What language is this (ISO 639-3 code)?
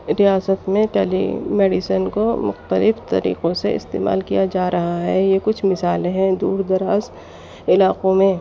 urd